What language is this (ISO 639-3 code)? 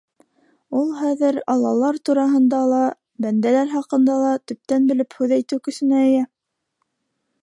bak